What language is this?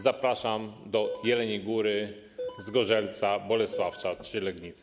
Polish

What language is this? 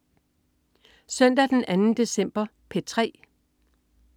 Danish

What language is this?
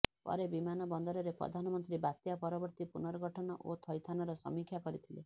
Odia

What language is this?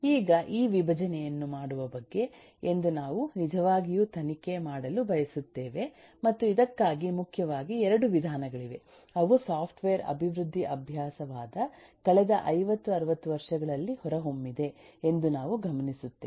Kannada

